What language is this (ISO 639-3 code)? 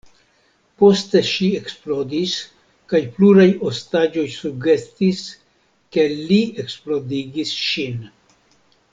epo